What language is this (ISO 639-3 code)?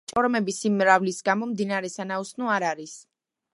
kat